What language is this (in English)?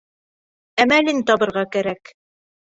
Bashkir